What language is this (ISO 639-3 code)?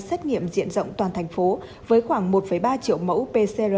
vie